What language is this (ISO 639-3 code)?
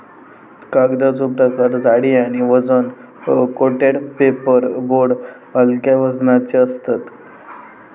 mar